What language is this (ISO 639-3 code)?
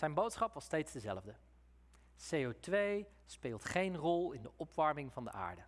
nld